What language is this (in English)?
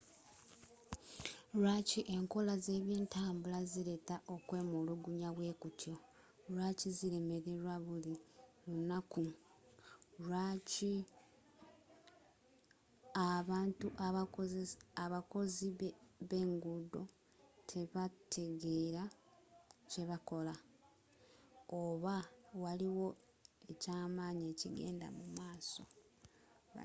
Ganda